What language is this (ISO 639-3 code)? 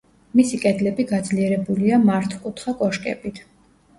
kat